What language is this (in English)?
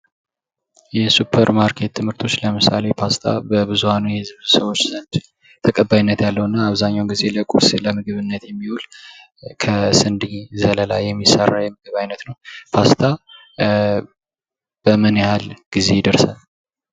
Amharic